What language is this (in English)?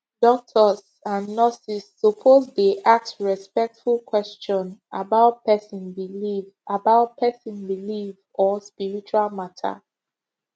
Nigerian Pidgin